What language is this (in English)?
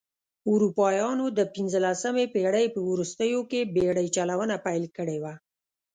Pashto